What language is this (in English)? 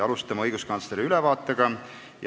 Estonian